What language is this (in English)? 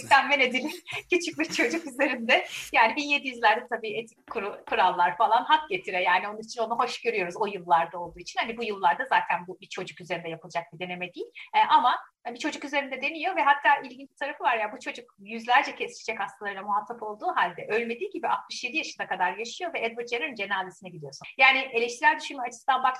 Turkish